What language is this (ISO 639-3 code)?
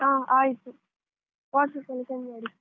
kan